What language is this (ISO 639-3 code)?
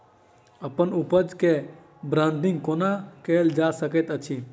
mai